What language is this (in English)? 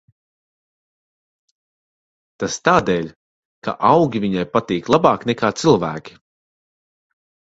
Latvian